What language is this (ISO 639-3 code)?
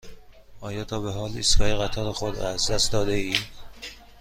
fas